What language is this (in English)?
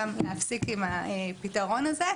Hebrew